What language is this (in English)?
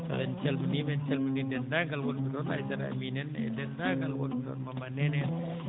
Fula